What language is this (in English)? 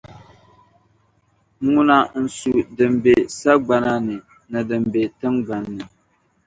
Dagbani